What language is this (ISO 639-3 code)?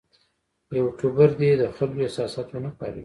pus